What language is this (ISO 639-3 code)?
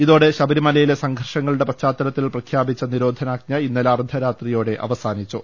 mal